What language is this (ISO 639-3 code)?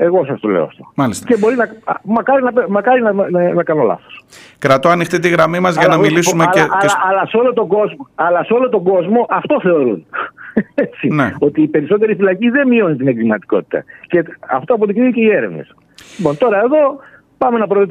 ell